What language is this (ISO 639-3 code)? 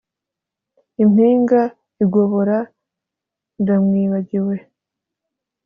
kin